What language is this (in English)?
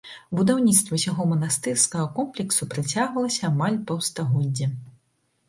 Belarusian